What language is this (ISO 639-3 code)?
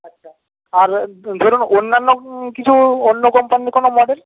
ben